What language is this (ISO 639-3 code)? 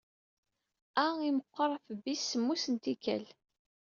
kab